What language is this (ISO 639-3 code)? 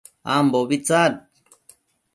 mcf